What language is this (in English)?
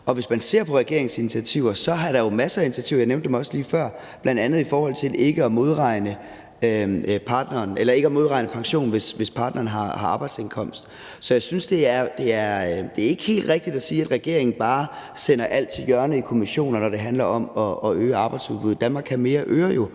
Danish